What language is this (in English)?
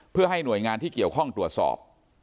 Thai